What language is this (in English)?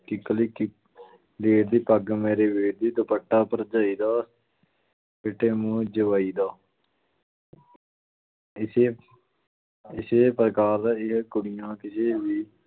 Punjabi